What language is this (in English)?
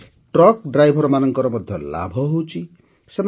Odia